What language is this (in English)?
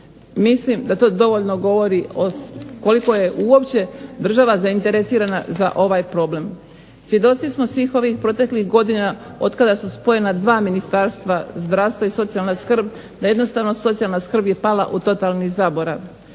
Croatian